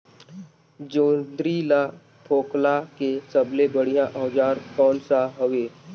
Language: Chhattisgarhi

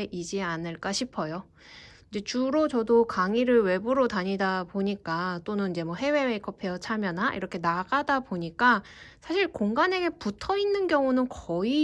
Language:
Korean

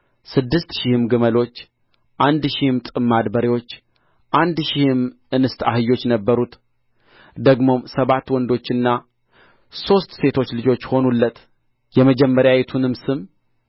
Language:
Amharic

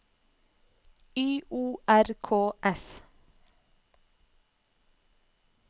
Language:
Norwegian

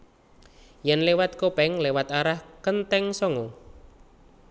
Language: Javanese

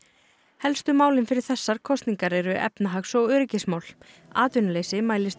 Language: Icelandic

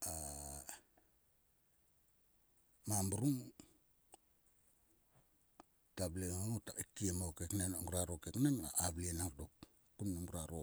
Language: Sulka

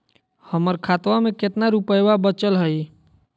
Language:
Magahi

